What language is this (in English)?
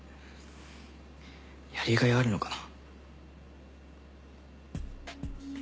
Japanese